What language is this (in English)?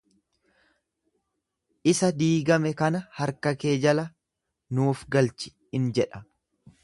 Oromo